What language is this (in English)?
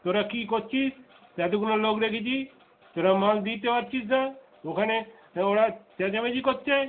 Bangla